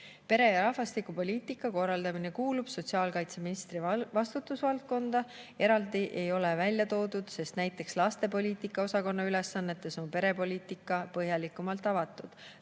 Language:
Estonian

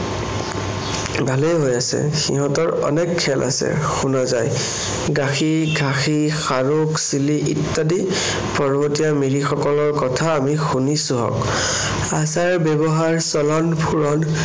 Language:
Assamese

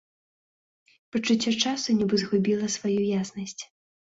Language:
Belarusian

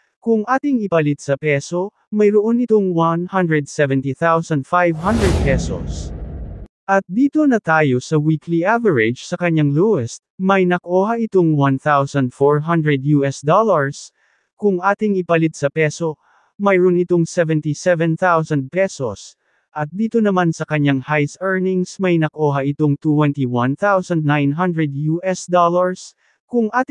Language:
Filipino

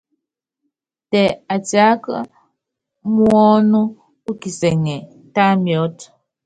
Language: Yangben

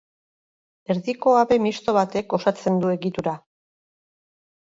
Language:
Basque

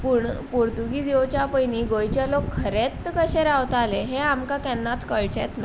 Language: Konkani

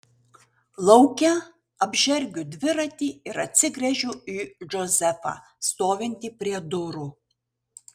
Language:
Lithuanian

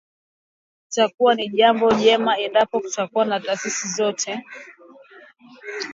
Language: Swahili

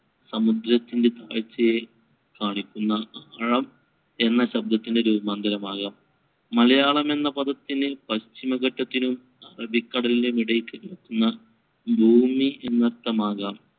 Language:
Malayalam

